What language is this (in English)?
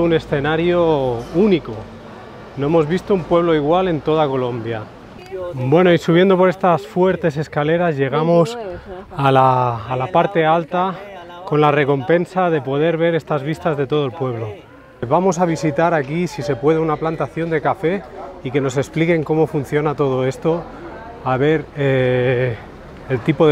Spanish